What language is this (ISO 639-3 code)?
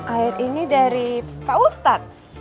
ind